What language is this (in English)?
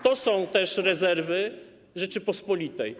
Polish